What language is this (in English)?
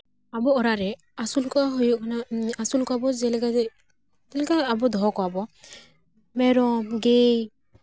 Santali